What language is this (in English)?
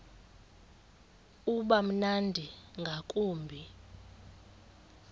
Xhosa